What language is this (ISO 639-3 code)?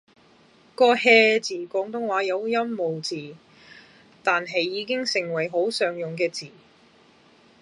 yue